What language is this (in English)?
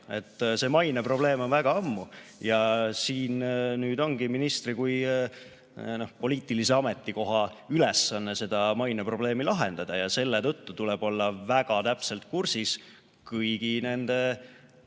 Estonian